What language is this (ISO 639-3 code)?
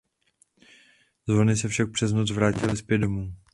ces